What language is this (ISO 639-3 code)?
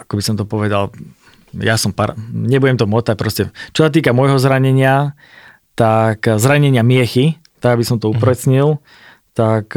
slk